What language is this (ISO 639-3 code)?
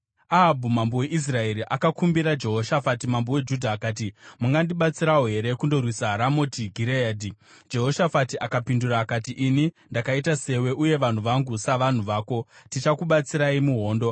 sna